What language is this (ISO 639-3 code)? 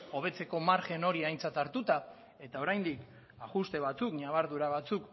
eus